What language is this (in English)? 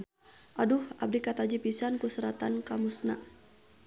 Sundanese